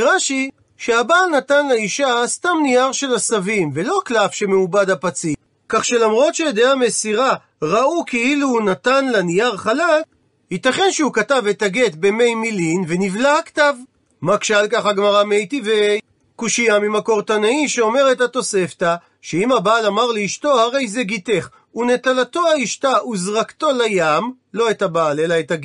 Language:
Hebrew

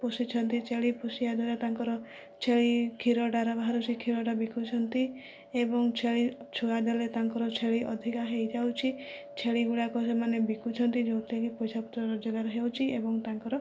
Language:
Odia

